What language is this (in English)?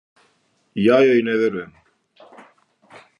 Serbian